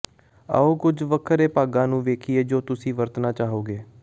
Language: Punjabi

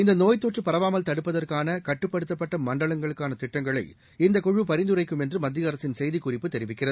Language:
Tamil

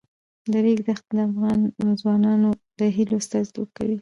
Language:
Pashto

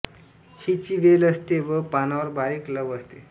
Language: Marathi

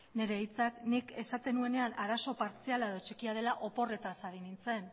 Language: Basque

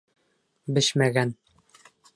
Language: Bashkir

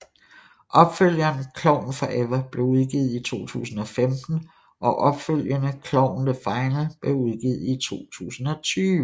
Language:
Danish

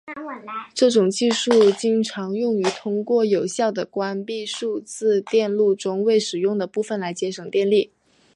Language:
Chinese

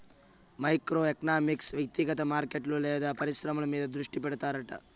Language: Telugu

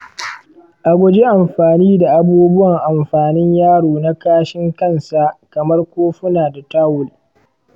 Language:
Hausa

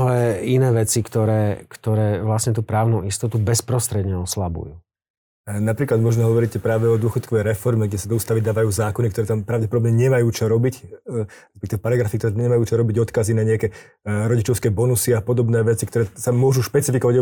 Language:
Slovak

